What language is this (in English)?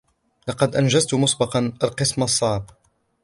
Arabic